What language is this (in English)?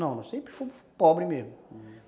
Portuguese